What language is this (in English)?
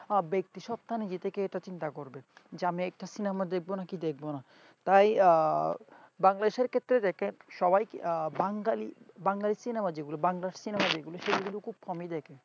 Bangla